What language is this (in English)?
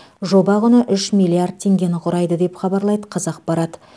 Kazakh